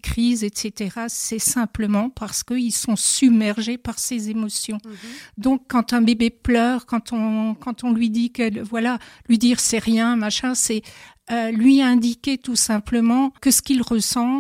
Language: French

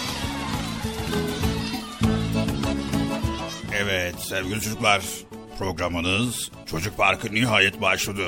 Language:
Turkish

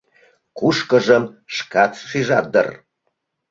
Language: Mari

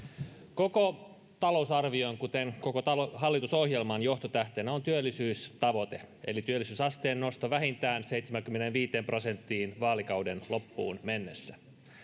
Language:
Finnish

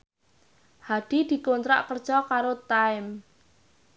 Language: Javanese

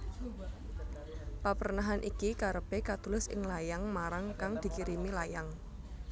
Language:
Javanese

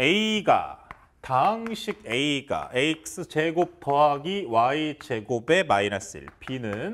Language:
Korean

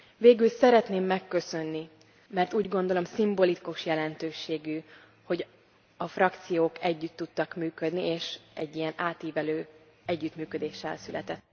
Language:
Hungarian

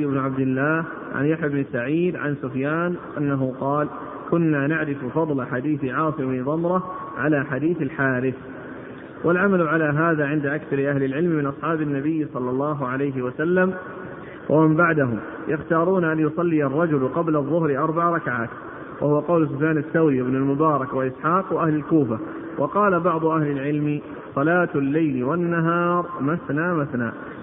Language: Arabic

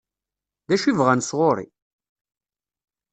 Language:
Kabyle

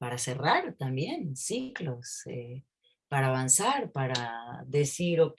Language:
Spanish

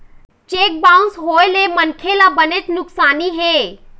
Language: Chhattisgarhi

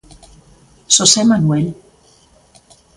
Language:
Galician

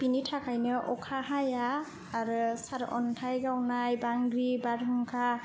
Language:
Bodo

